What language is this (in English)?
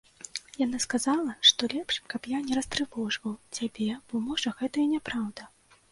Belarusian